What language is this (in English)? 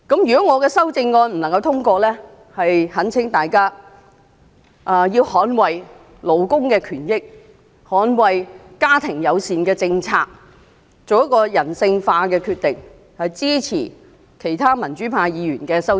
Cantonese